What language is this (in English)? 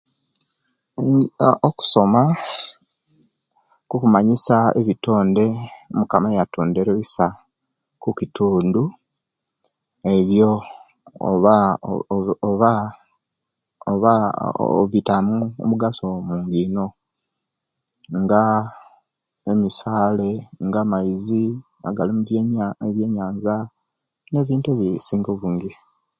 Kenyi